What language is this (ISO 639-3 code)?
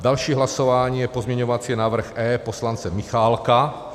ces